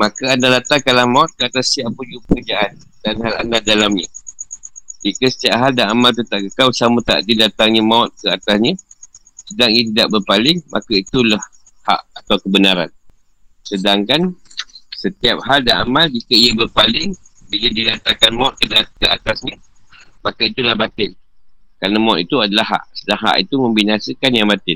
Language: Malay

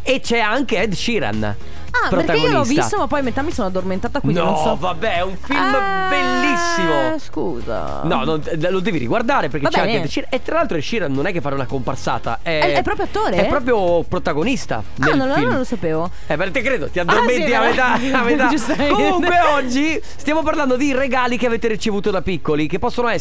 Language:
Italian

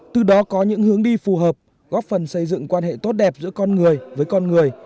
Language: Vietnamese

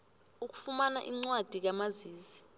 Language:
South Ndebele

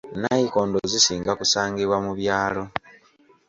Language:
Ganda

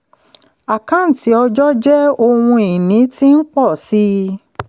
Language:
Yoruba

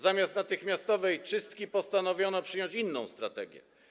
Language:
Polish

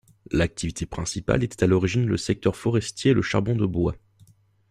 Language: French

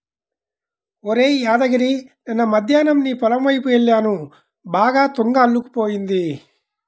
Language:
Telugu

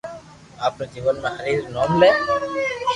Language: Loarki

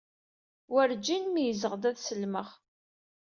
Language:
Kabyle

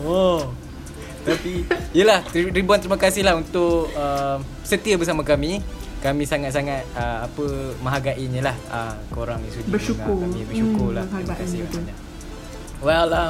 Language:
Malay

